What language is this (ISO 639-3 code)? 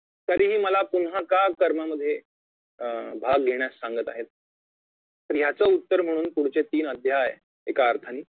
mar